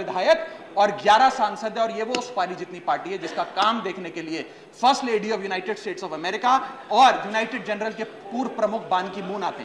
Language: Hindi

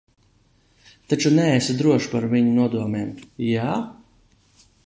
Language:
Latvian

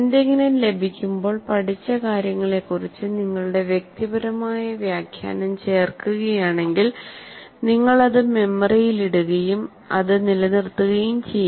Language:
Malayalam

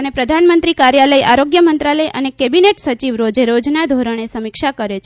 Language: Gujarati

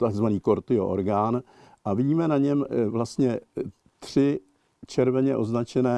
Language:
Czech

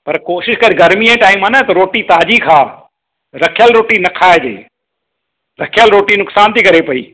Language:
Sindhi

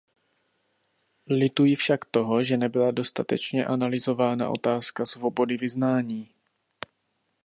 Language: Czech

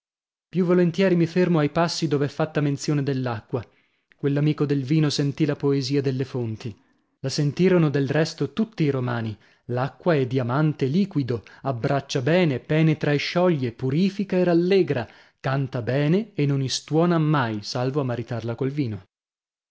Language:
Italian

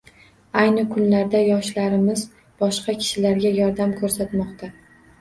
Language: Uzbek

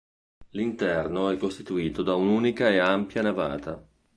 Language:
Italian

